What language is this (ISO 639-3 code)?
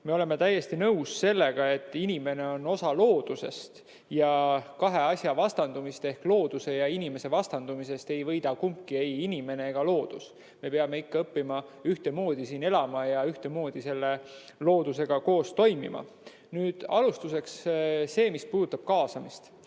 est